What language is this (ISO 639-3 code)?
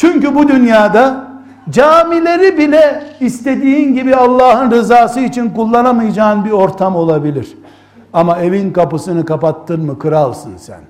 tur